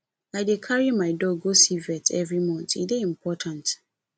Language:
Nigerian Pidgin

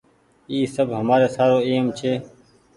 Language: Goaria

